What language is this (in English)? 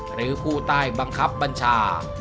Thai